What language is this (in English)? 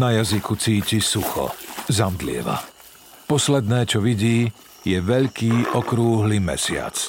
Slovak